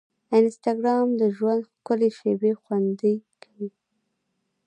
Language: Pashto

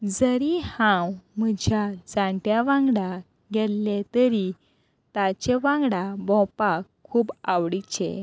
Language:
Konkani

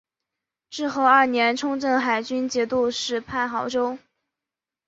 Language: Chinese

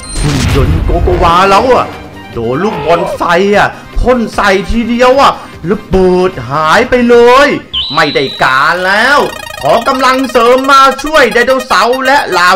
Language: Thai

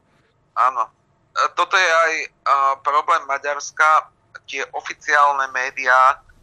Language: Slovak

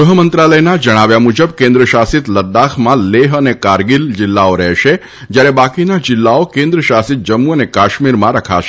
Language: Gujarati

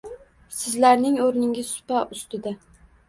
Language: Uzbek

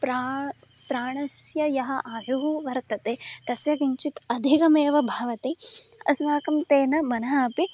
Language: Sanskrit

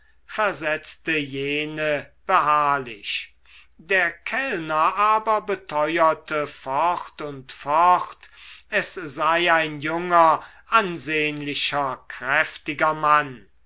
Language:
German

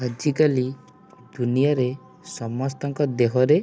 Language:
Odia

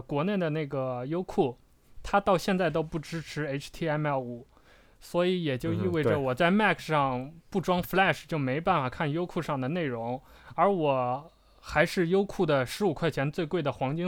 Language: Chinese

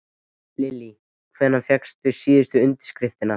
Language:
Icelandic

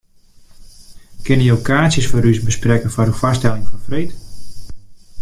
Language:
Western Frisian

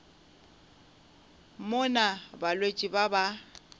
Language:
Northern Sotho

